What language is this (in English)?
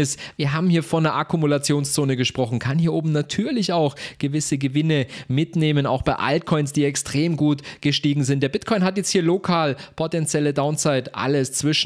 German